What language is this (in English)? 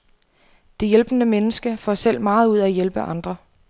Danish